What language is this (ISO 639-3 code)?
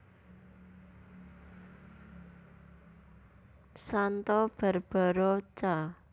jav